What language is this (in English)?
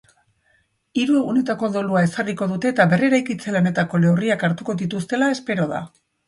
Basque